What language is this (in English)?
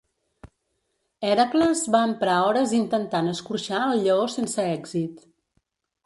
Catalan